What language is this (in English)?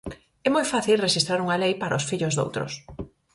Galician